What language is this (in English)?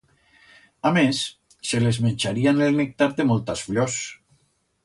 Aragonese